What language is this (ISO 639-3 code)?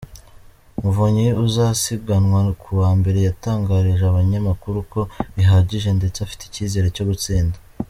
kin